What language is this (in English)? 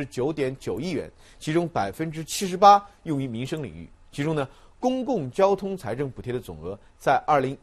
Chinese